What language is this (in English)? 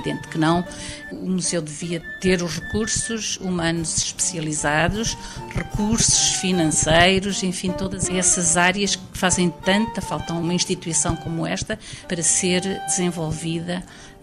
Portuguese